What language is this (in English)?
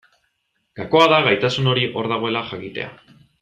Basque